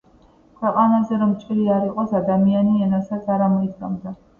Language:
Georgian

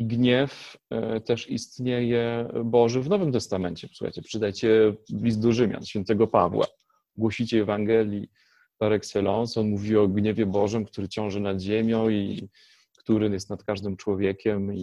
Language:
Polish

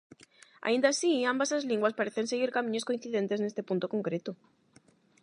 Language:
Galician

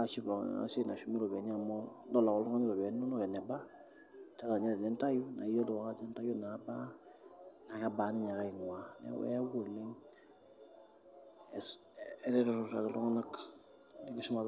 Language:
Masai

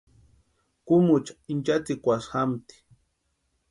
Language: Western Highland Purepecha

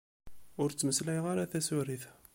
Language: Kabyle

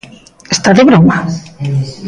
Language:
Galician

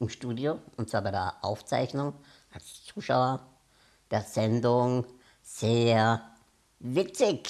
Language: German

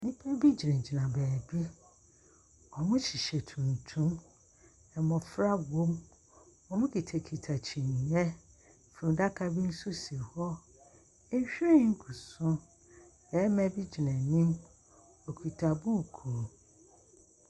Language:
Akan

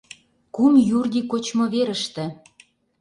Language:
Mari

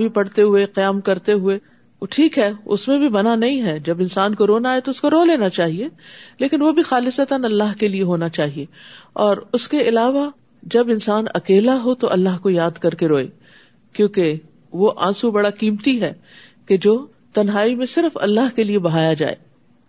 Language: Urdu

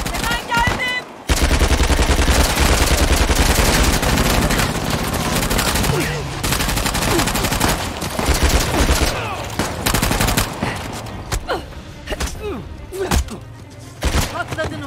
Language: Turkish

